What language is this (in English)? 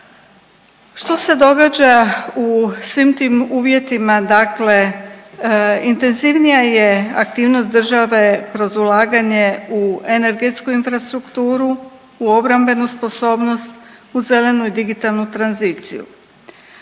Croatian